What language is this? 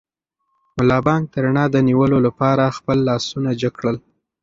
Pashto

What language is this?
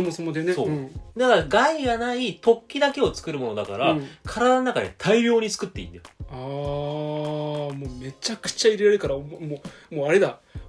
Japanese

